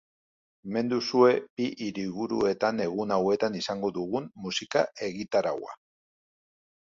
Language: Basque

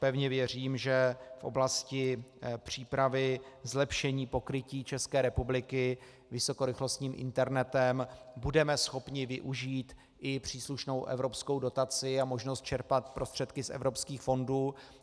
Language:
Czech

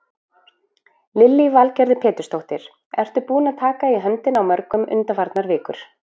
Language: Icelandic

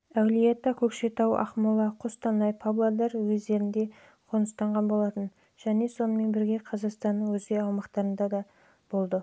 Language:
Kazakh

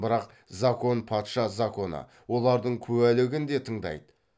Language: Kazakh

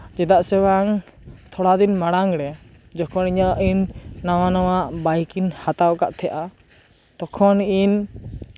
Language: Santali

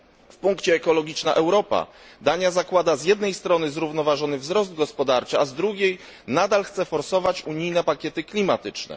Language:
Polish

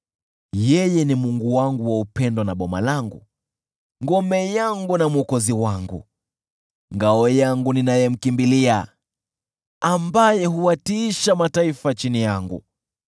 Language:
Swahili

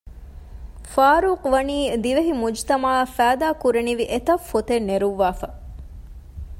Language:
Divehi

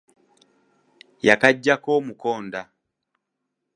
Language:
Ganda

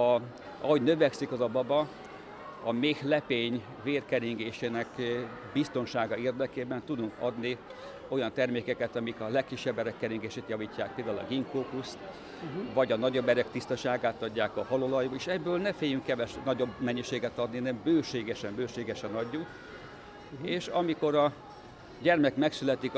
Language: Hungarian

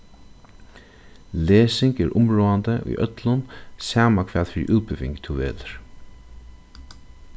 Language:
Faroese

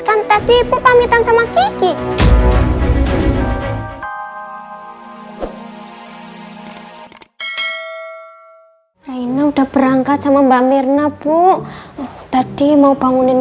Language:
Indonesian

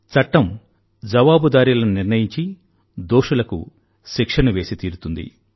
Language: Telugu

